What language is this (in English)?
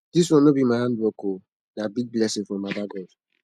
Nigerian Pidgin